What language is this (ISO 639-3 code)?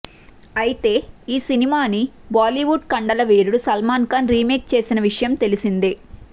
tel